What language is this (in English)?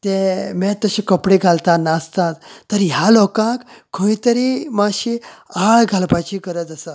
Konkani